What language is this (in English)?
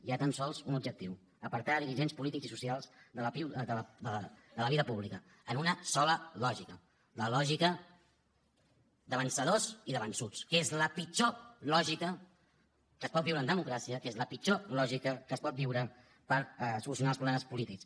Catalan